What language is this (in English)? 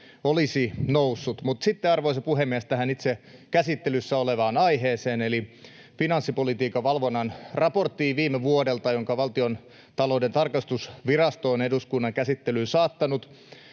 Finnish